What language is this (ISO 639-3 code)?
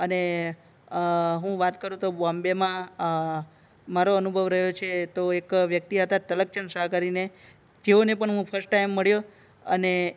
guj